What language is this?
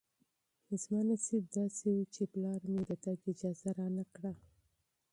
Pashto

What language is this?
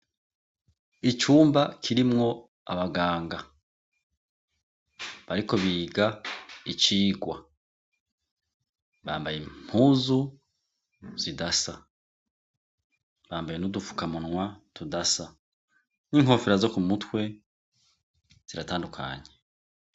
Rundi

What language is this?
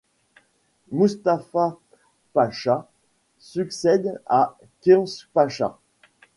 French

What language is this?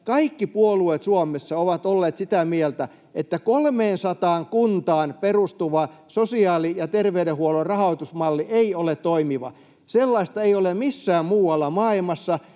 Finnish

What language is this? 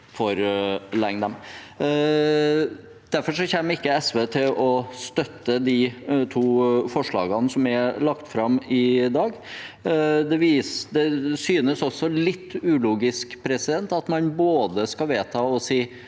Norwegian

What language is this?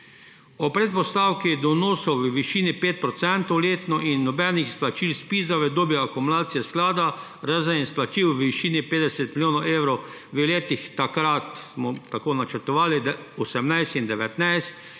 Slovenian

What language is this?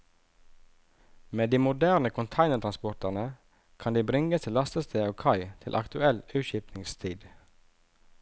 Norwegian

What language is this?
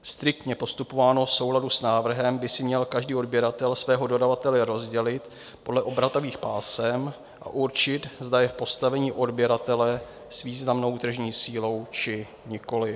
Czech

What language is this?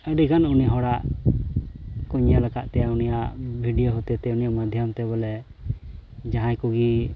Santali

